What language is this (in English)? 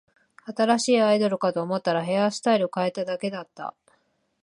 Japanese